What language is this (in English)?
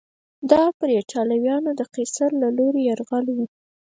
Pashto